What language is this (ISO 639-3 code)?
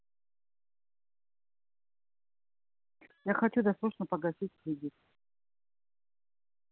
rus